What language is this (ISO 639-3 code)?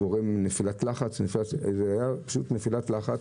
heb